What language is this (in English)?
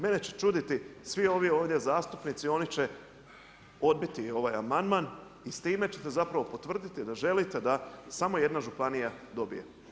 Croatian